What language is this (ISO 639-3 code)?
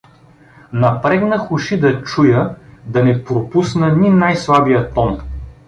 bul